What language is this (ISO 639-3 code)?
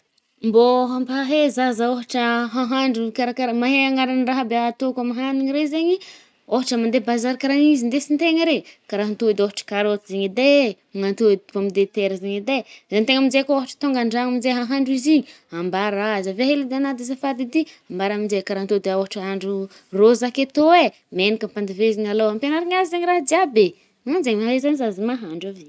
bmm